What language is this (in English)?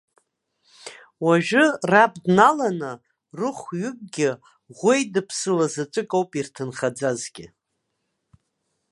Abkhazian